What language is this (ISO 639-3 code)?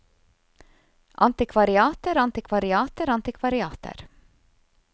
nor